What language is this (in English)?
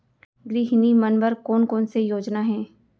Chhattisgarhi